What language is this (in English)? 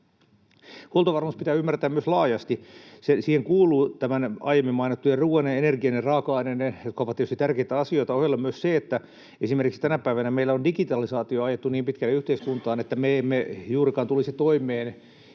Finnish